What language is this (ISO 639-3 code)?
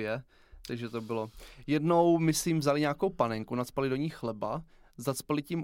ces